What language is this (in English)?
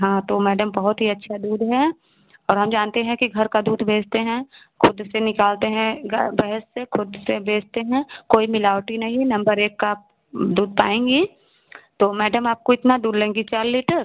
Hindi